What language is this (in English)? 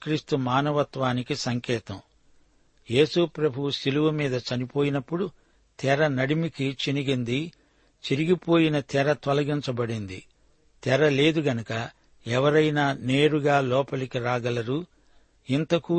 Telugu